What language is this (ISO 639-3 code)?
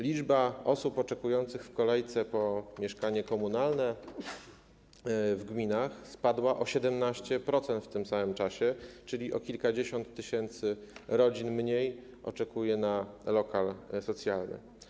pol